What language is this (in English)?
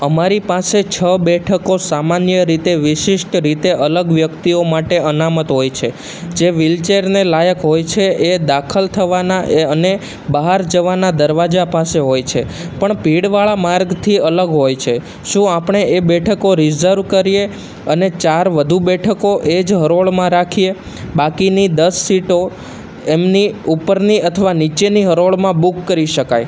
Gujarati